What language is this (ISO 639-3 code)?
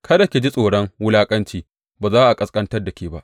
hau